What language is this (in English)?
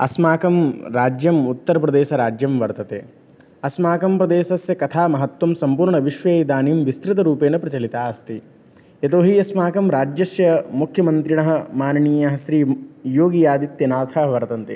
Sanskrit